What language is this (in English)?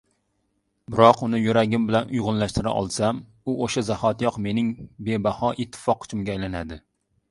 Uzbek